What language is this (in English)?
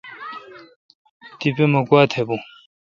Kalkoti